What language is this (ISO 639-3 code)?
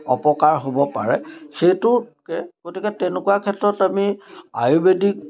asm